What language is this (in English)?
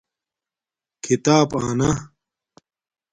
Domaaki